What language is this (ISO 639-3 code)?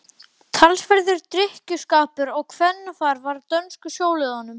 isl